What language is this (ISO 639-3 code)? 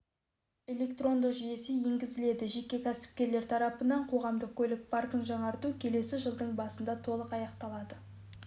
kaz